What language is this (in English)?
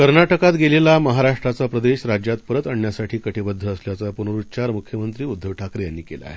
Marathi